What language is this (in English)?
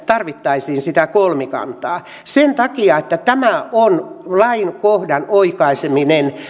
Finnish